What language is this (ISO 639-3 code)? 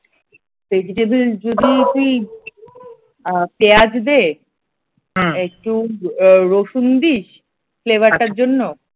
ben